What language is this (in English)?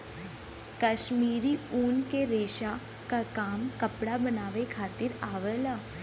Bhojpuri